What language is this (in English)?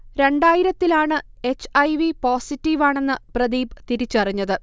Malayalam